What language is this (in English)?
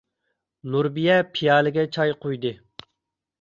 Uyghur